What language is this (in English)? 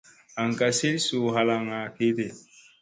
Musey